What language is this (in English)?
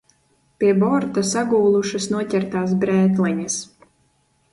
Latvian